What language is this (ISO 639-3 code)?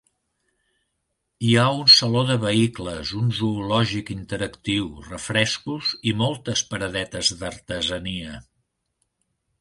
cat